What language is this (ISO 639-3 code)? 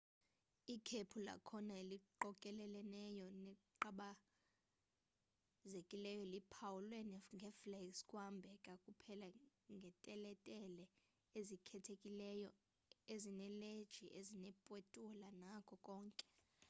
xho